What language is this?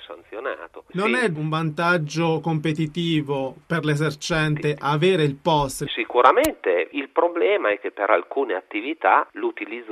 Italian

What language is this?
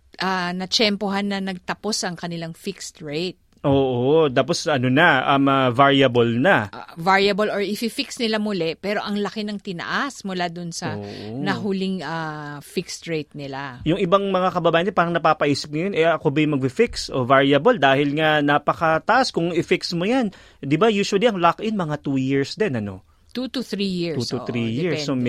Filipino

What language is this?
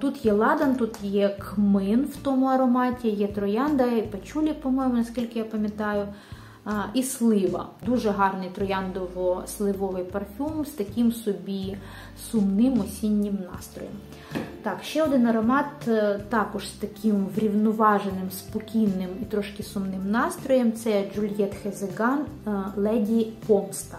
Ukrainian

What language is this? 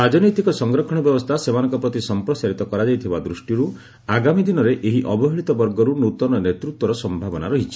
Odia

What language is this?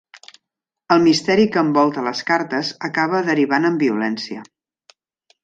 Catalan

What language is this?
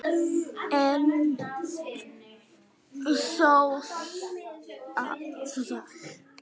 Icelandic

